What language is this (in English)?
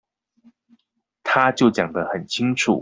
Chinese